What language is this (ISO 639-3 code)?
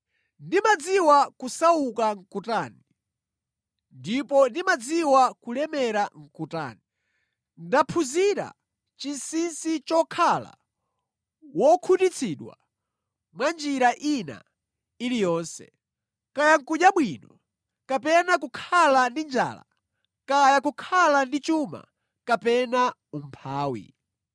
nya